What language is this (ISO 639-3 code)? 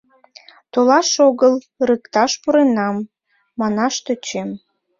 chm